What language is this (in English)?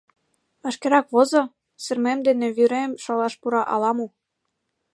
Mari